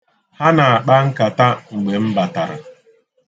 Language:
Igbo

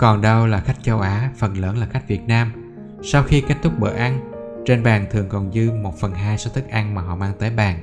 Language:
Vietnamese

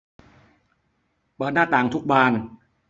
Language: Thai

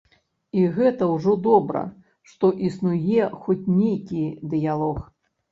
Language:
Belarusian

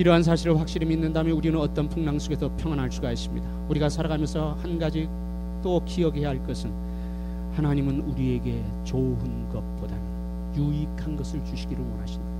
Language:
Korean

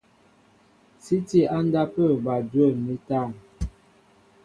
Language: Mbo (Cameroon)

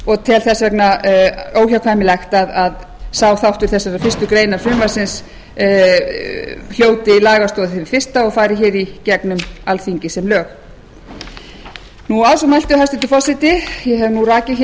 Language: Icelandic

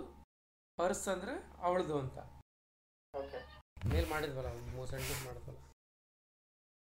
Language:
Kannada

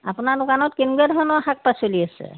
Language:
Assamese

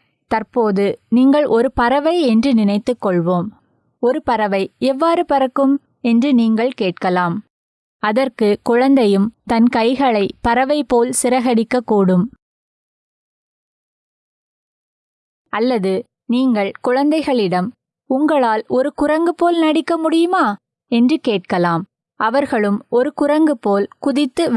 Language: Tamil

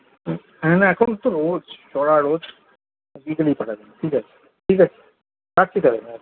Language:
Bangla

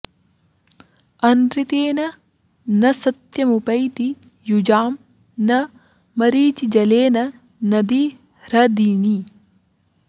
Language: Sanskrit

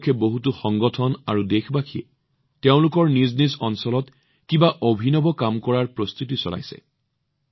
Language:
Assamese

